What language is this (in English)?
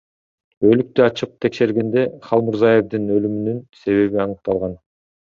Kyrgyz